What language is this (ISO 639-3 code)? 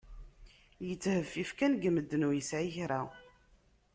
kab